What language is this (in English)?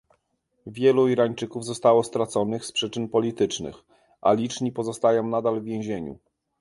Polish